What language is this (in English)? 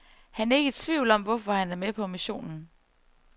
Danish